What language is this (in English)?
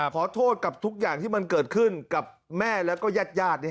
Thai